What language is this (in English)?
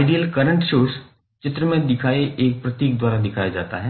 Hindi